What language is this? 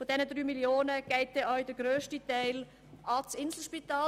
Swiss German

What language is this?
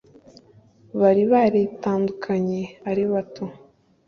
Kinyarwanda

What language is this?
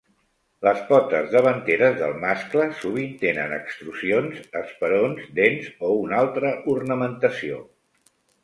Catalan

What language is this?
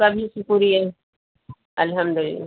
Urdu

